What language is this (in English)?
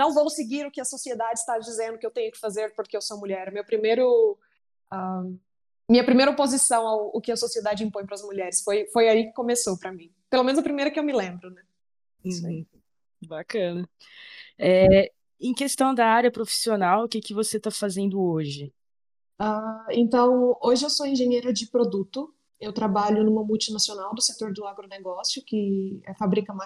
Portuguese